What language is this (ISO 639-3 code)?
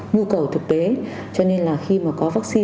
vie